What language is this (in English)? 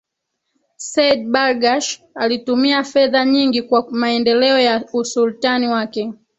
Swahili